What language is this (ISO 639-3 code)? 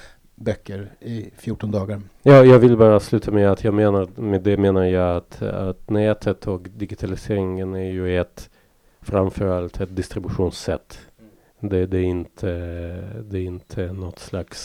swe